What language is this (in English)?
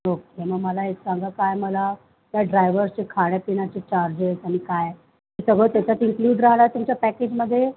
Marathi